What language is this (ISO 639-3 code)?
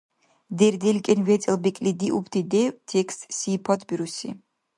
dar